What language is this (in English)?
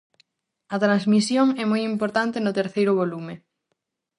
Galician